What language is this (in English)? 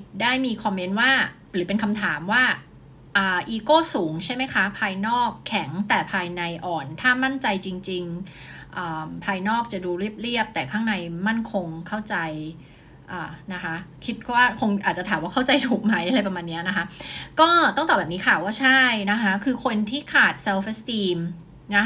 Thai